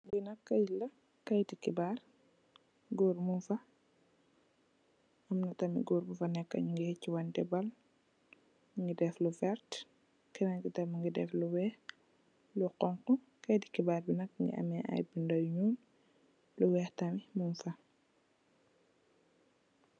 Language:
Wolof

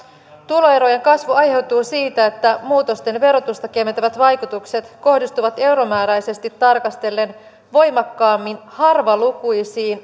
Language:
Finnish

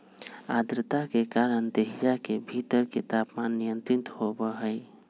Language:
Magahi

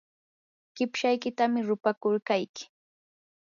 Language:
Yanahuanca Pasco Quechua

